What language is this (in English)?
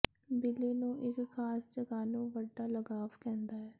Punjabi